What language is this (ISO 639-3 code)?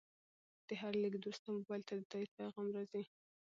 pus